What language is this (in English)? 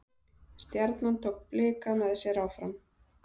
Icelandic